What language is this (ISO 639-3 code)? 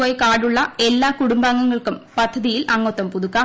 mal